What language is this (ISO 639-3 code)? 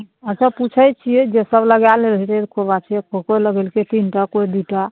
mai